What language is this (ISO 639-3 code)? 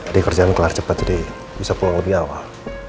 ind